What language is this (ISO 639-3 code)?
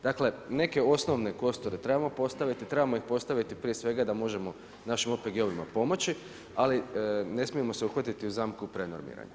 hrv